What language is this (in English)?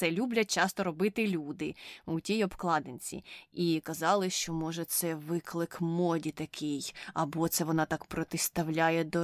Ukrainian